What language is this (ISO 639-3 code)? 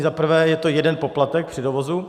ces